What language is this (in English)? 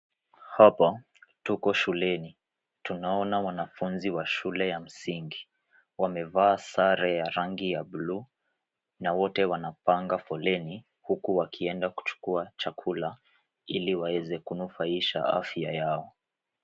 Swahili